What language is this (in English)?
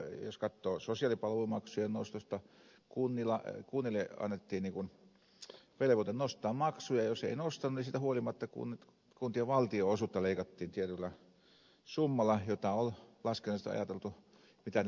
Finnish